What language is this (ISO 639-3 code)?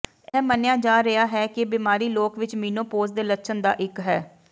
pan